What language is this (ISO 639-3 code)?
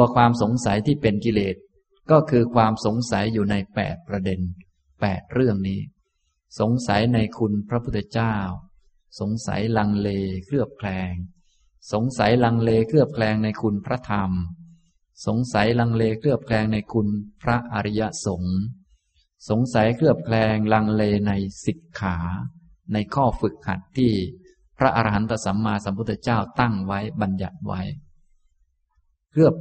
tha